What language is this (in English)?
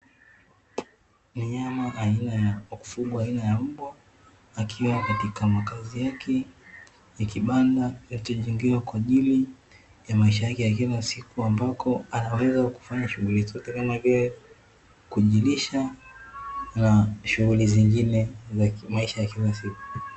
Swahili